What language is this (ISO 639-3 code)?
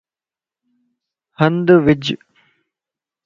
lss